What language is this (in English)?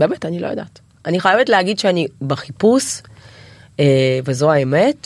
Hebrew